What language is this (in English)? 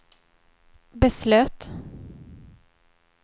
Swedish